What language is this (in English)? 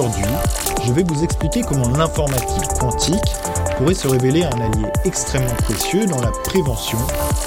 French